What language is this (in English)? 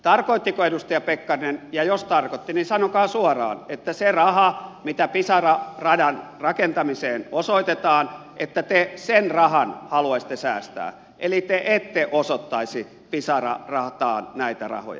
Finnish